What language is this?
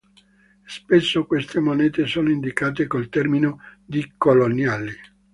Italian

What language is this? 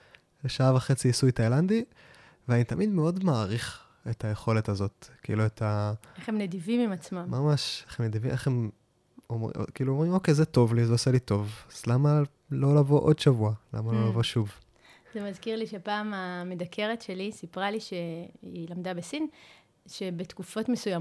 Hebrew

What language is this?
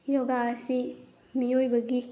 Manipuri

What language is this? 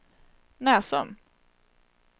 Swedish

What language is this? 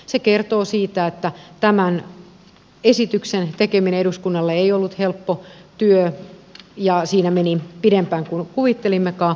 Finnish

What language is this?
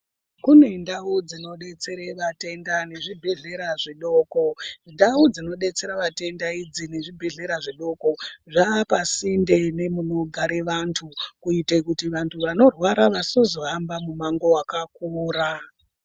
Ndau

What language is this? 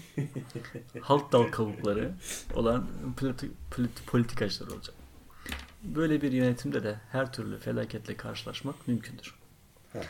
Turkish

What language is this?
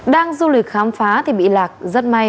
Vietnamese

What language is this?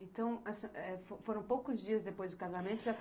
Portuguese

